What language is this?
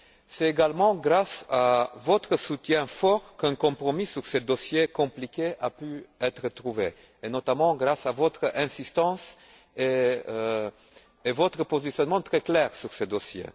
French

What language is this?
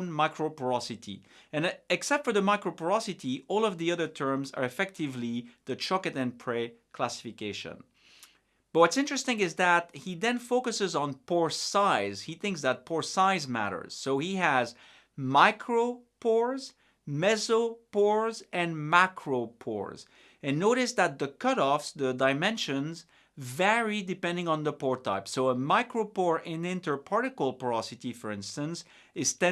English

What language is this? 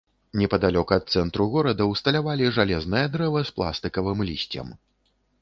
Belarusian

